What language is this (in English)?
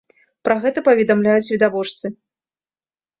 Belarusian